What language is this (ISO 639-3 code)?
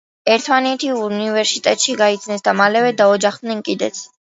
kat